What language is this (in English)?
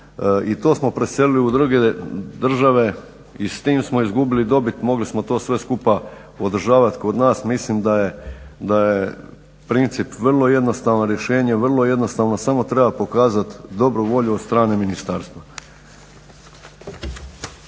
Croatian